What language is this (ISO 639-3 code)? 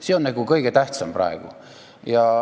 est